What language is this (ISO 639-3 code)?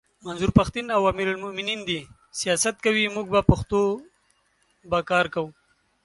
pus